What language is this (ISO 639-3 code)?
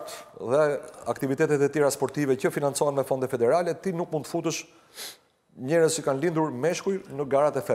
eng